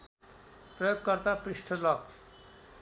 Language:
Nepali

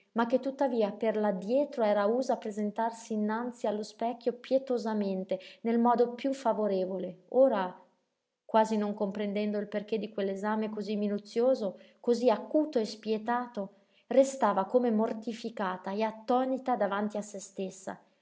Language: Italian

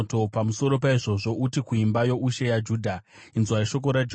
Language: Shona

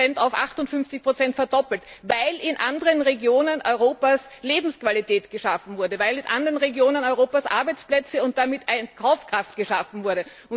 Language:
German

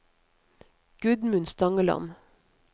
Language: Norwegian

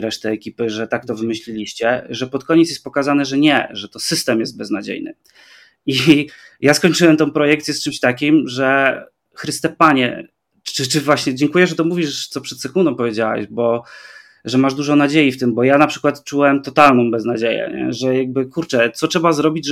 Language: Polish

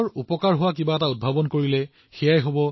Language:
Assamese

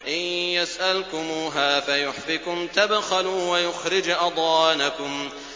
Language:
Arabic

